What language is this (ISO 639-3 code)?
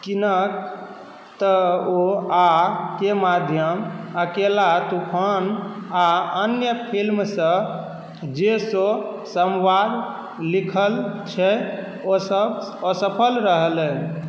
mai